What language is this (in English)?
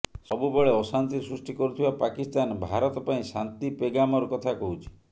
Odia